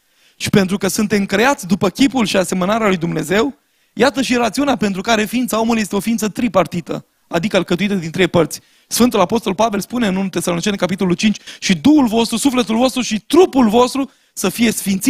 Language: Romanian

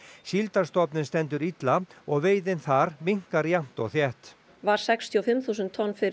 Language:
Icelandic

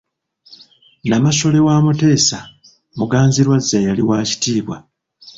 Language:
Ganda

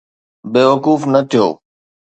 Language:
Sindhi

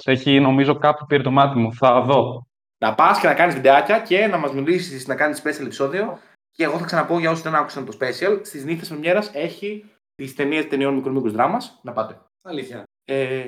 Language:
Greek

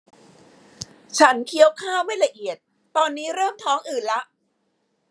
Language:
Thai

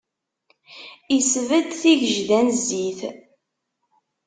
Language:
Kabyle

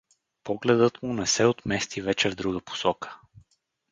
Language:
Bulgarian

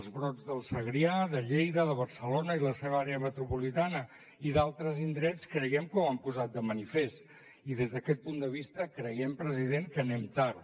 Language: Catalan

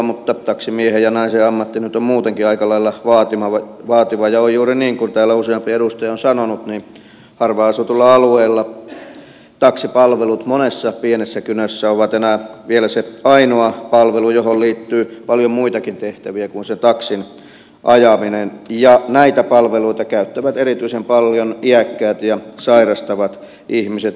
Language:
Finnish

